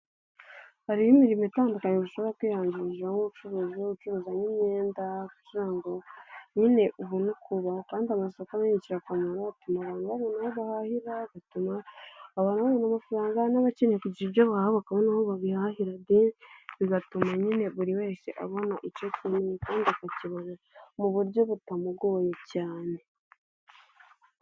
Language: Kinyarwanda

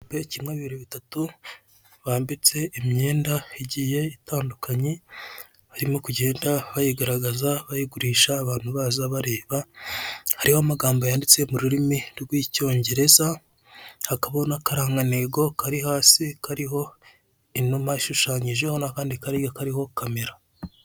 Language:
Kinyarwanda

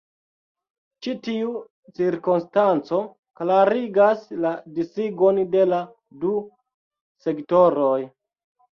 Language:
Esperanto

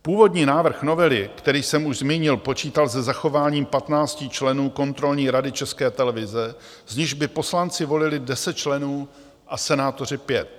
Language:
Czech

